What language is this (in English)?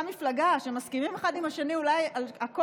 Hebrew